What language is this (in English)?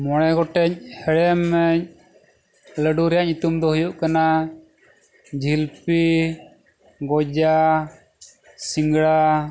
Santali